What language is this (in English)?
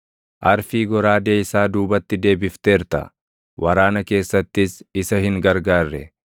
Oromo